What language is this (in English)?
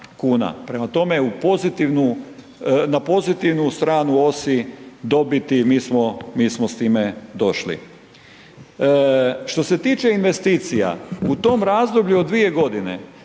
Croatian